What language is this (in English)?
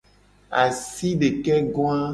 Gen